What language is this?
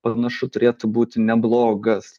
Lithuanian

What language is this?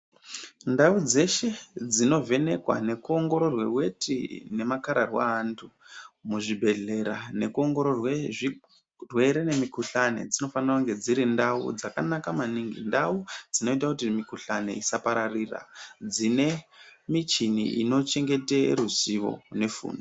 Ndau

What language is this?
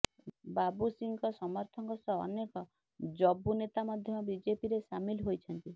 Odia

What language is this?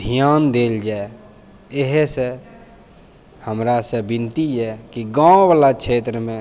Maithili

